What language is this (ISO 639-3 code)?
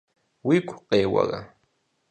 kbd